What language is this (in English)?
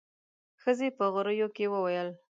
Pashto